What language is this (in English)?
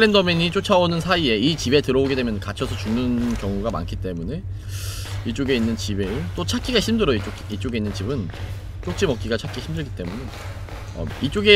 Korean